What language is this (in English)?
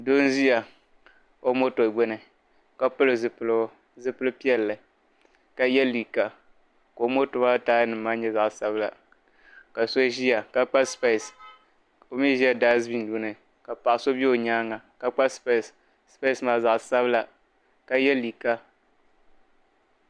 Dagbani